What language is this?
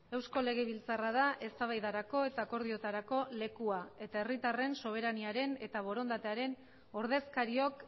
Basque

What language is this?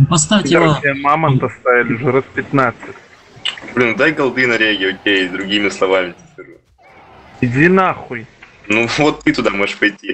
Russian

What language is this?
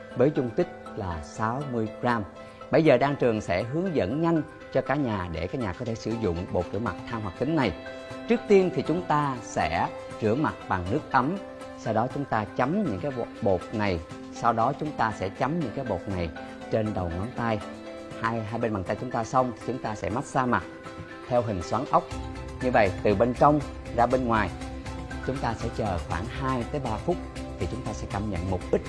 Vietnamese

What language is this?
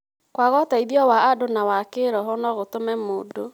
Kikuyu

